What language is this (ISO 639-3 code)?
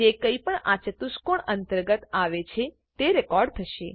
guj